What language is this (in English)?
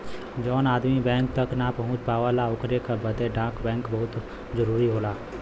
Bhojpuri